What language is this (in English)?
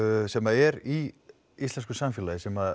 Icelandic